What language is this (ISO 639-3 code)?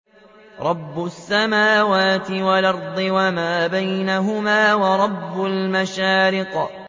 ara